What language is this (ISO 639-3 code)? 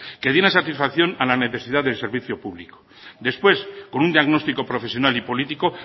spa